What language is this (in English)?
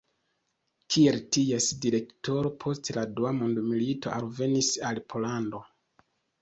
Esperanto